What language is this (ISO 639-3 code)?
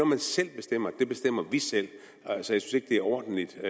dan